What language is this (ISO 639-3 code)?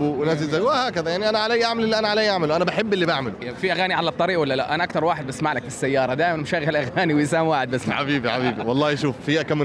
ara